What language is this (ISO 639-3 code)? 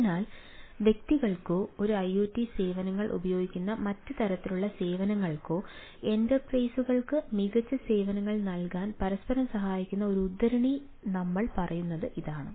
mal